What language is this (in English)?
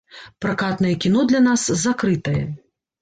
Belarusian